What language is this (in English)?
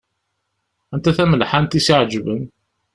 Kabyle